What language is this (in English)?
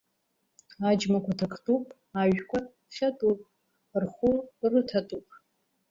Abkhazian